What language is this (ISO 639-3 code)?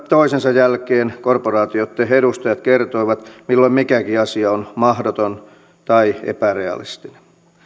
fin